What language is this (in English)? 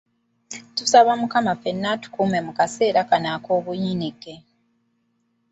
Ganda